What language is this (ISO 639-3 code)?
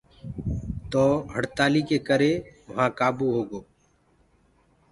ggg